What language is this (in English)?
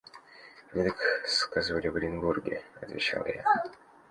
Russian